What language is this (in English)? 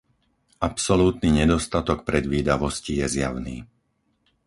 Slovak